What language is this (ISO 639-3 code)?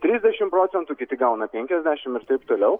lit